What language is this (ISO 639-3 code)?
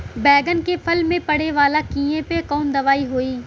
bho